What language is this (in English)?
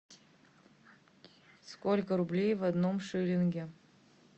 Russian